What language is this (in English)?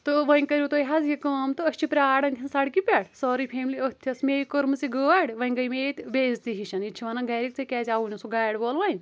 Kashmiri